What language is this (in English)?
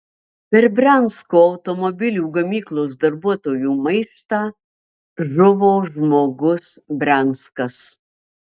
Lithuanian